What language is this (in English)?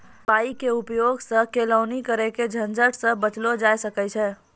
Maithili